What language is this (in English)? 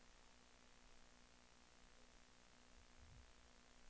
Danish